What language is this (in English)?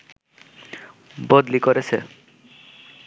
Bangla